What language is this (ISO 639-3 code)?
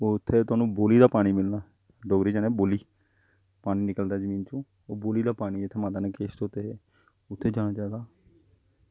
doi